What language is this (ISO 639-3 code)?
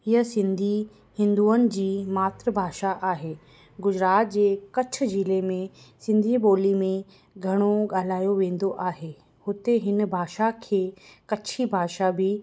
snd